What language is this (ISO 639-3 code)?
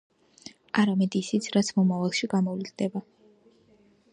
kat